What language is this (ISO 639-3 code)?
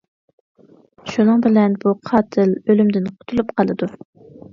uig